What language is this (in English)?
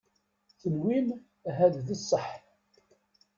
Kabyle